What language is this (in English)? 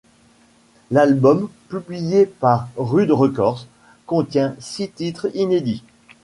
French